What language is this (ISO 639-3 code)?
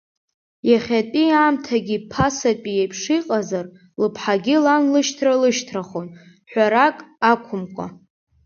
abk